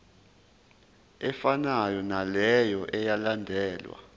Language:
Zulu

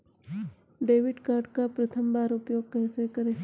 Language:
Hindi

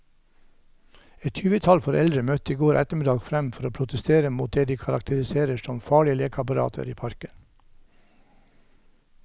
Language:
Norwegian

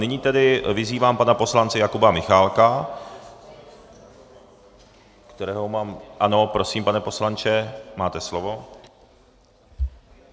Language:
Czech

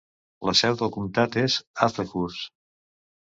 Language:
Catalan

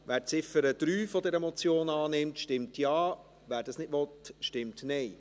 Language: Swiss German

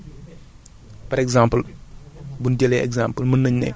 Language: Wolof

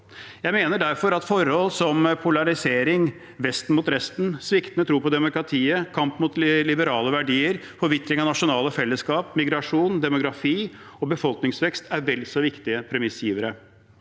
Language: Norwegian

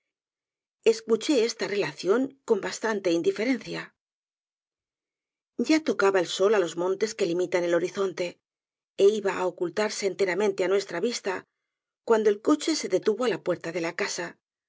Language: Spanish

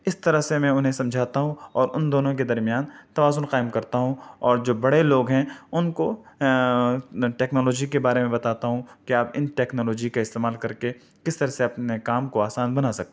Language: Urdu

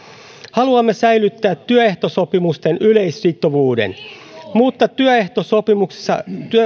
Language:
Finnish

